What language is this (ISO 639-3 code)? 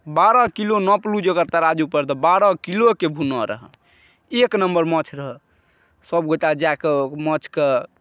mai